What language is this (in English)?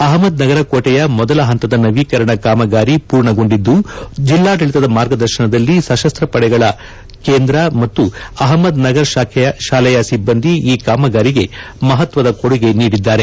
Kannada